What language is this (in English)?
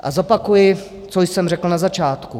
Czech